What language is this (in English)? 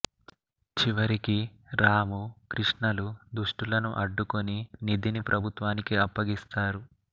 Telugu